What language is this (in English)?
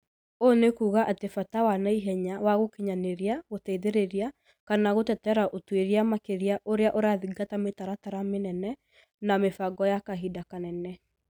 Kikuyu